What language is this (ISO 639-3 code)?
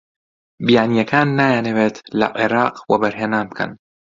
ckb